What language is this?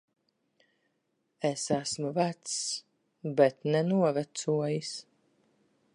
Latvian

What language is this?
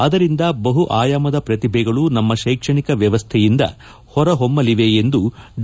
Kannada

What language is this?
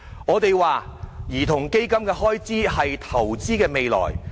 Cantonese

